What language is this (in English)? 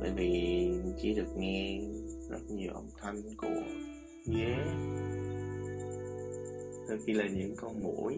Vietnamese